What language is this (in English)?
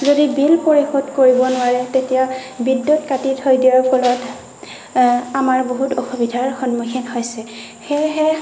Assamese